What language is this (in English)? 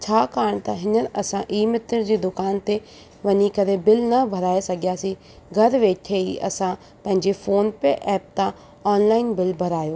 Sindhi